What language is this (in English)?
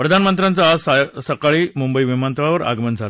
Marathi